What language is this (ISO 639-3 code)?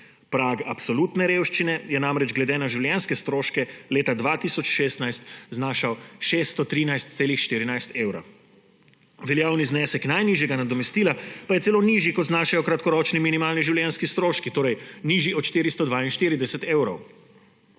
slv